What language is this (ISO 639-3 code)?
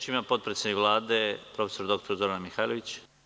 srp